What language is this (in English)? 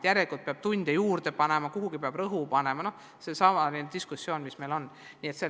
Estonian